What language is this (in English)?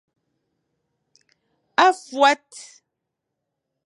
Fang